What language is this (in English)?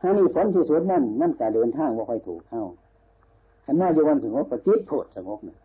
Thai